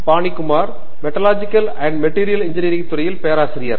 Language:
Tamil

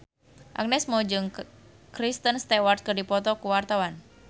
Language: Sundanese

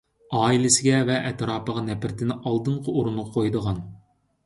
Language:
Uyghur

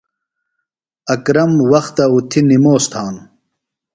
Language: Phalura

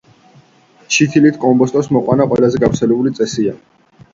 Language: Georgian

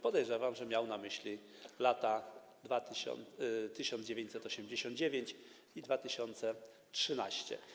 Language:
Polish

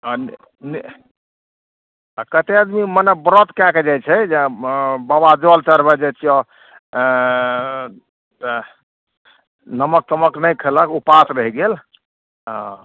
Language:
Maithili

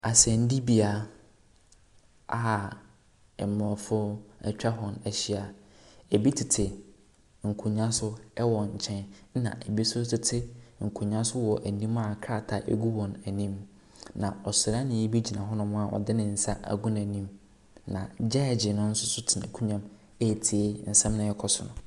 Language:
Akan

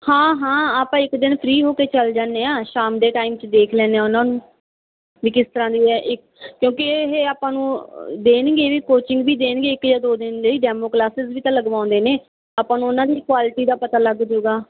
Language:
Punjabi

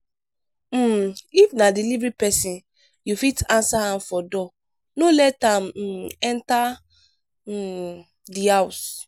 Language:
Nigerian Pidgin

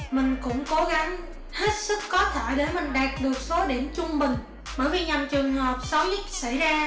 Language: Vietnamese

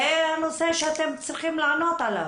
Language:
Hebrew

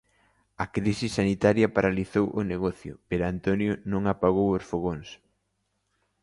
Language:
Galician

